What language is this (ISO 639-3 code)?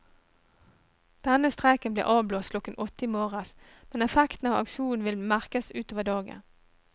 nor